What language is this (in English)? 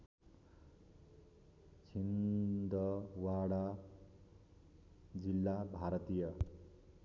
Nepali